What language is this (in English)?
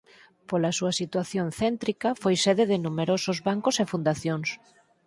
Galician